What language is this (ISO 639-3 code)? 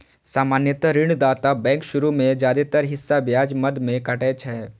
mai